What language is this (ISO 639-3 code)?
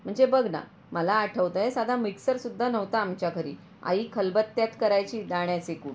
mar